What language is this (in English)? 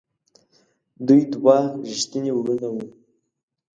Pashto